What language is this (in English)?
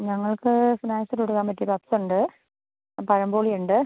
Malayalam